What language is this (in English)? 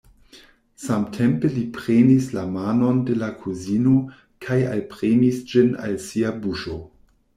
Esperanto